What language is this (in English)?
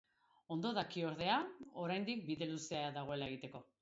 Basque